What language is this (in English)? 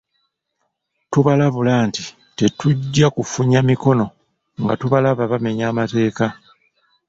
Ganda